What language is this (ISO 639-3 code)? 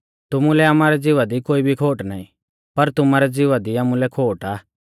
bfz